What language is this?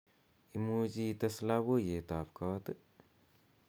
Kalenjin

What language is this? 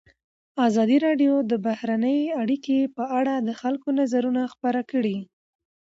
Pashto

